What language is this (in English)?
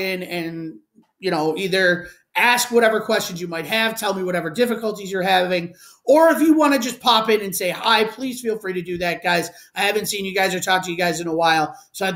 English